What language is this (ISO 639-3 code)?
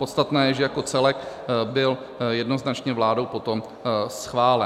ces